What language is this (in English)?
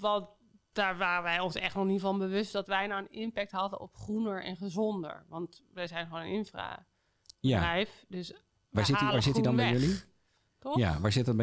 Dutch